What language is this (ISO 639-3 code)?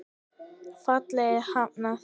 isl